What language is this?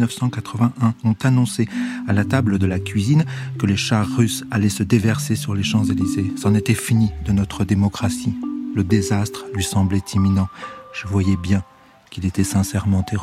French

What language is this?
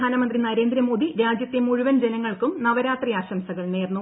Malayalam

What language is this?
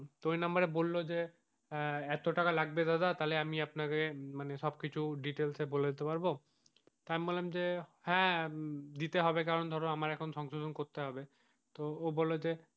Bangla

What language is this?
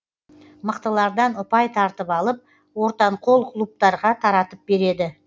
Kazakh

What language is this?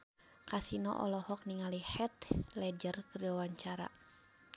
Sundanese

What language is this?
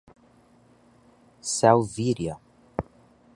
Portuguese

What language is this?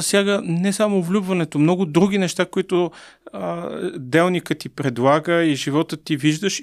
Bulgarian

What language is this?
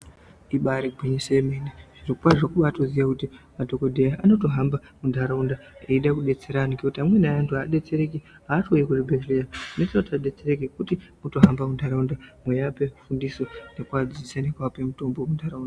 Ndau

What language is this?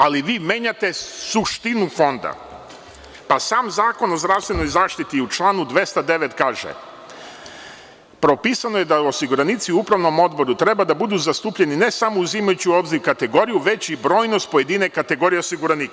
Serbian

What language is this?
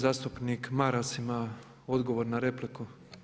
Croatian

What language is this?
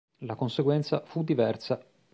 Italian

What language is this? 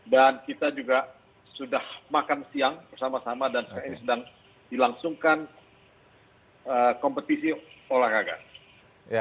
Indonesian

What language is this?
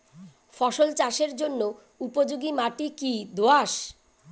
Bangla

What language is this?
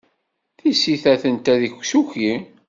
Kabyle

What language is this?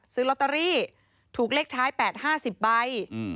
Thai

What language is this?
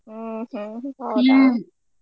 Kannada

